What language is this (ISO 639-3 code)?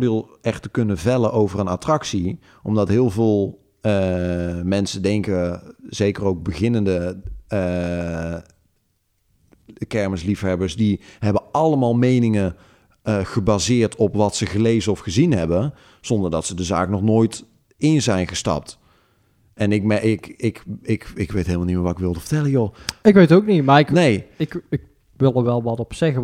nld